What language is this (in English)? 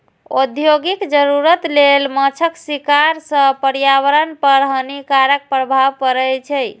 Maithili